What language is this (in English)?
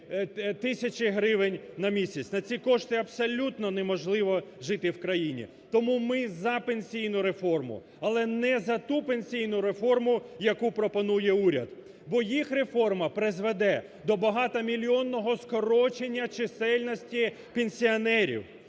Ukrainian